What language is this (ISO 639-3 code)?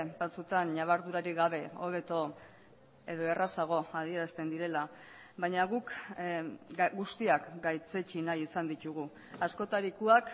eus